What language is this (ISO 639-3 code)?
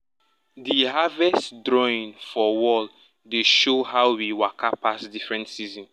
pcm